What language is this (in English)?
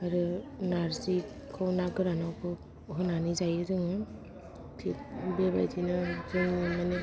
Bodo